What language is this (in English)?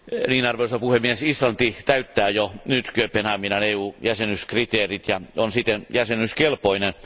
Finnish